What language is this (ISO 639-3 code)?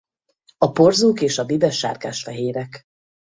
hun